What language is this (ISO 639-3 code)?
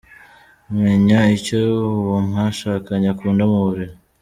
kin